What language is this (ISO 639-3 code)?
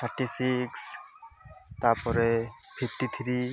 ori